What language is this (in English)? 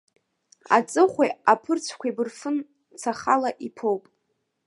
Abkhazian